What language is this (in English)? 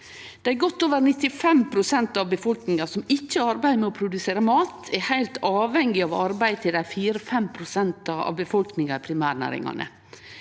Norwegian